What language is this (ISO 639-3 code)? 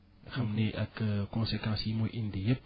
wol